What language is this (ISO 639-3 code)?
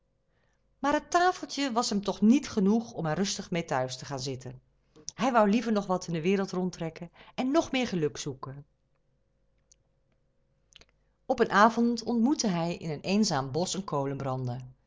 nld